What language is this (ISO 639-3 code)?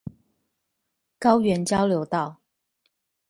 zho